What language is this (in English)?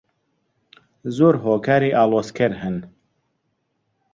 Central Kurdish